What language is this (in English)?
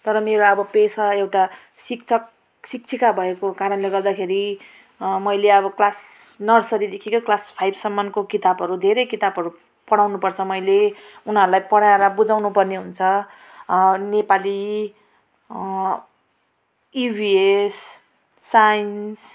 Nepali